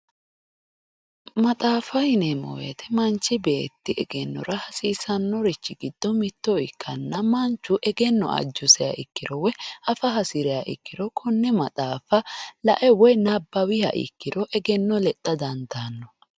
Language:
Sidamo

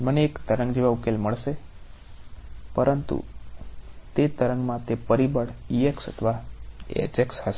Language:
Gujarati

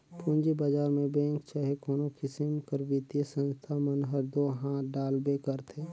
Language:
Chhattisgarhi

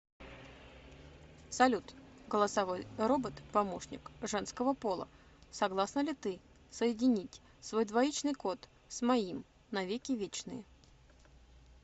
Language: Russian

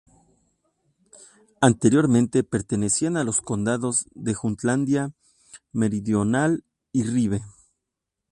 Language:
Spanish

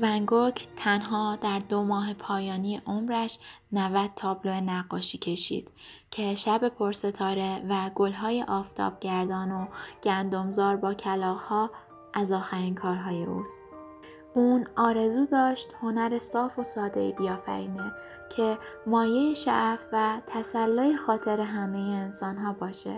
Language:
Persian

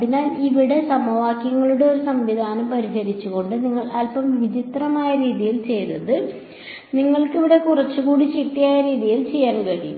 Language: Malayalam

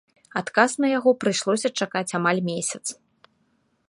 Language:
Belarusian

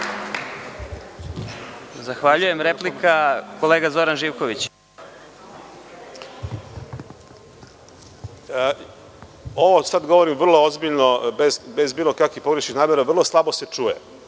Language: Serbian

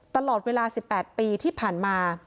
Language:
Thai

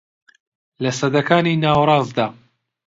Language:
Central Kurdish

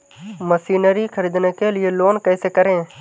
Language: Hindi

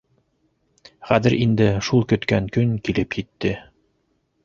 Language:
Bashkir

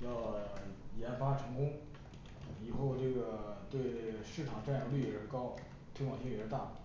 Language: Chinese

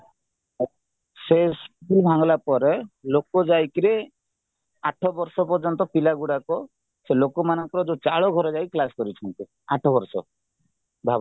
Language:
Odia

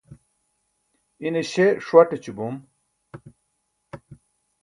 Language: Burushaski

